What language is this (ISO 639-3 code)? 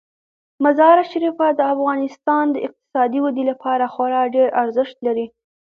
pus